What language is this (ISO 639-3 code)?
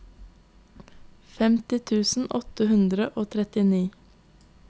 nor